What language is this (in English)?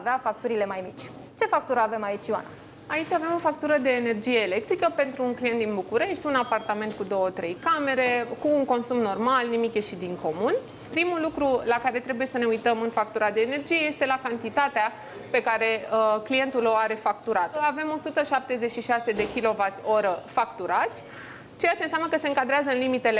Romanian